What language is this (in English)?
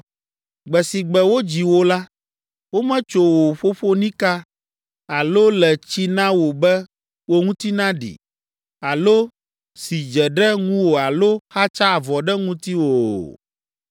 Ewe